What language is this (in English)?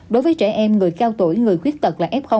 Vietnamese